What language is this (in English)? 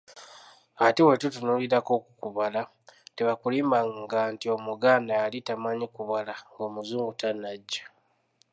Ganda